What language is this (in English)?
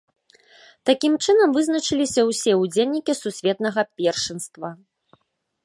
Belarusian